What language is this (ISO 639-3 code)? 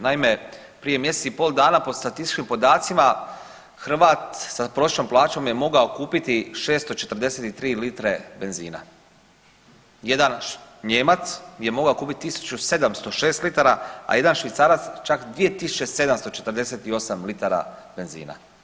hrv